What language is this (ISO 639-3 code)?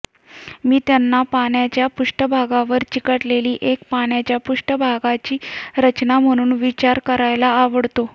mar